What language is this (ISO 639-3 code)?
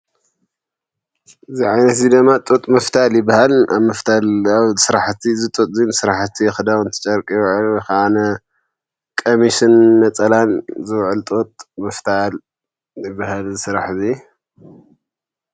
tir